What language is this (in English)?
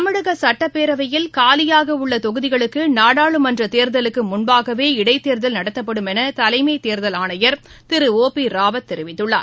Tamil